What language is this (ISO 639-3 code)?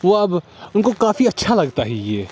urd